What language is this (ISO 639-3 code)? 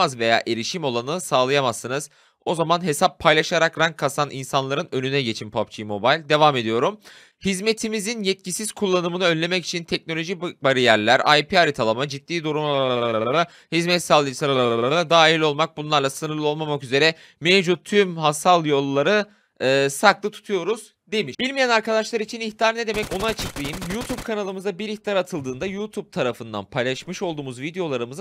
tur